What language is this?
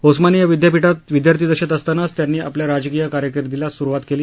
Marathi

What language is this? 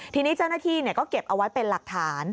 Thai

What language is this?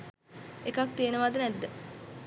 Sinhala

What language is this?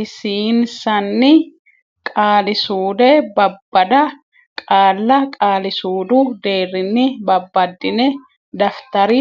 Sidamo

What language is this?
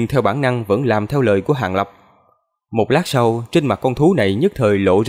Vietnamese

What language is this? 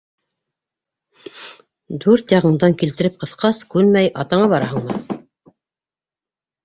Bashkir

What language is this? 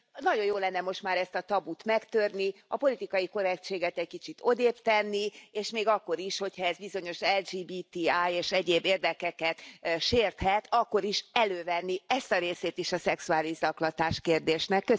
Hungarian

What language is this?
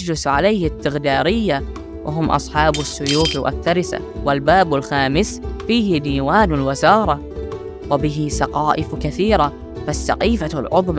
Arabic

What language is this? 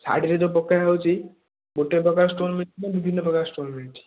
Odia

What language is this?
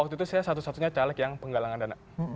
Indonesian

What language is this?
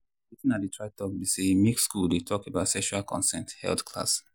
Nigerian Pidgin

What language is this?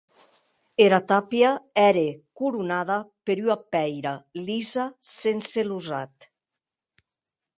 Occitan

